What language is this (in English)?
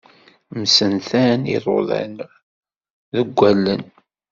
Kabyle